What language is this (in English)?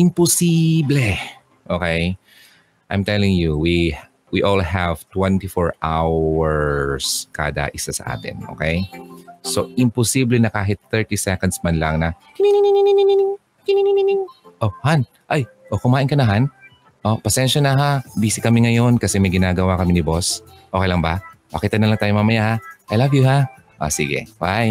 Filipino